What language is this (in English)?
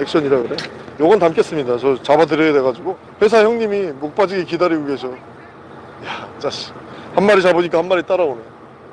Korean